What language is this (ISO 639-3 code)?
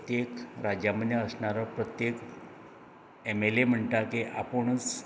kok